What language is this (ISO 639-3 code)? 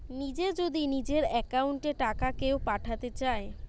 ben